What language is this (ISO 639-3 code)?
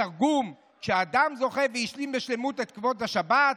heb